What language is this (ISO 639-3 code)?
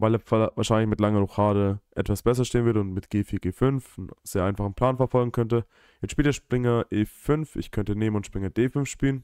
deu